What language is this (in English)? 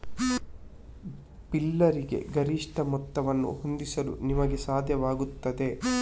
Kannada